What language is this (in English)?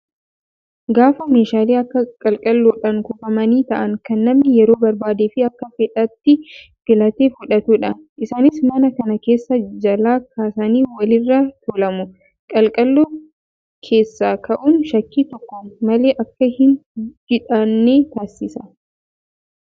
Oromo